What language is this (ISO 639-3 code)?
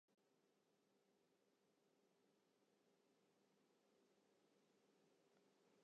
fry